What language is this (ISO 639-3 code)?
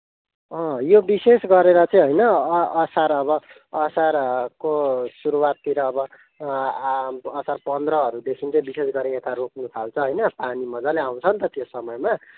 nep